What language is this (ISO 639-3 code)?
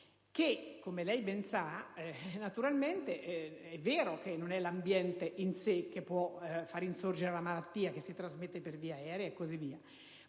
ita